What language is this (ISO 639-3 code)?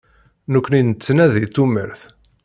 kab